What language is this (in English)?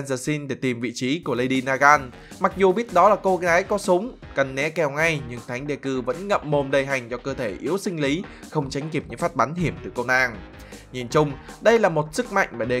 Vietnamese